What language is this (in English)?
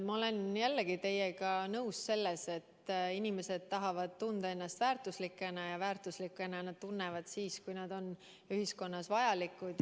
Estonian